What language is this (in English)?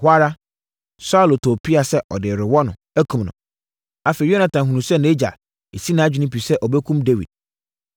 Akan